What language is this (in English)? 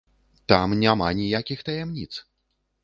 Belarusian